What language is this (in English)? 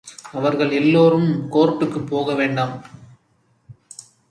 Tamil